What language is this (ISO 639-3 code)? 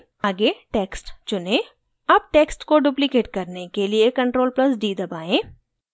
hin